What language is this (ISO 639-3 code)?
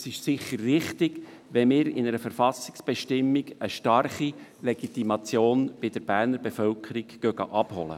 gsw